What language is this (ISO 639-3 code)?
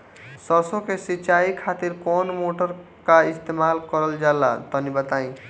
bho